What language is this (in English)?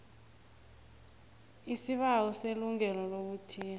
South Ndebele